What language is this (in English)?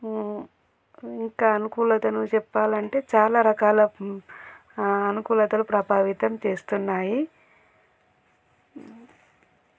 Telugu